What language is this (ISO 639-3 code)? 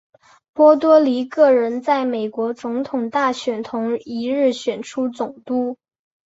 zho